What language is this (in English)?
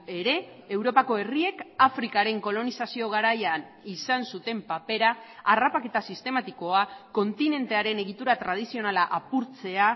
Basque